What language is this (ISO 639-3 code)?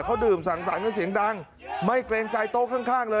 tha